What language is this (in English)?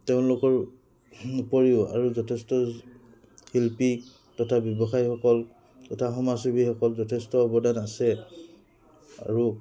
Assamese